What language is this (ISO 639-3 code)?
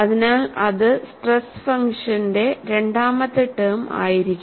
mal